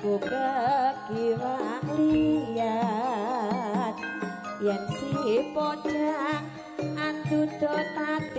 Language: Indonesian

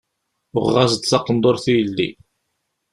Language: Kabyle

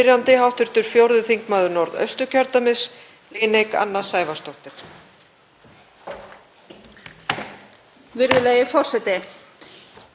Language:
Icelandic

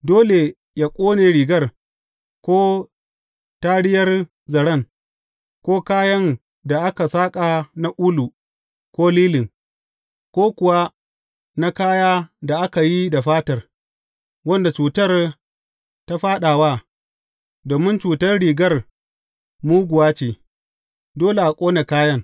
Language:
Hausa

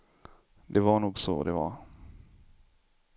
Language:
Swedish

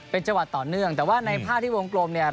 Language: Thai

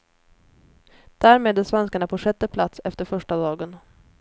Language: Swedish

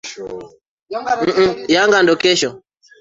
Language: Swahili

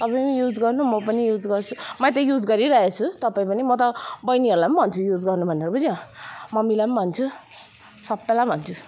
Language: Nepali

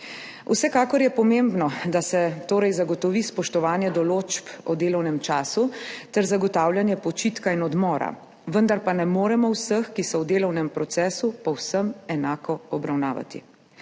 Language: Slovenian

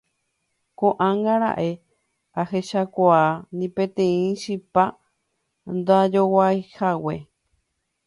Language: Guarani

